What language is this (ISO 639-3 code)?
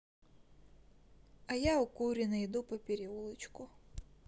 rus